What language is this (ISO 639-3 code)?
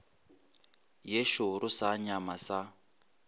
nso